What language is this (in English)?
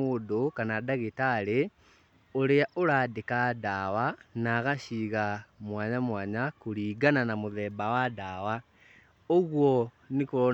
Kikuyu